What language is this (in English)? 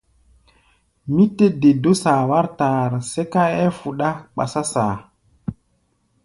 Gbaya